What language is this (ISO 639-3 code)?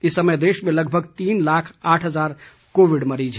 hin